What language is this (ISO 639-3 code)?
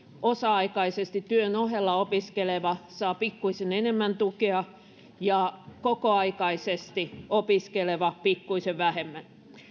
fin